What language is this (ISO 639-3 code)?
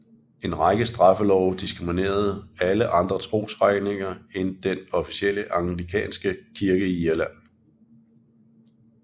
dan